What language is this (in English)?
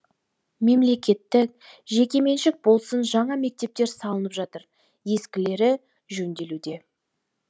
Kazakh